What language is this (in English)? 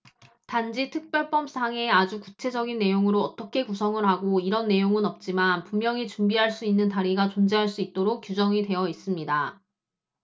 Korean